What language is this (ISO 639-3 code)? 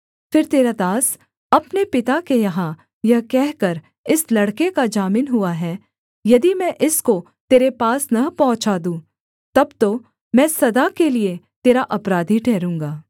hin